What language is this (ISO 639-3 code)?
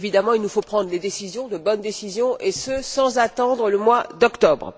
fra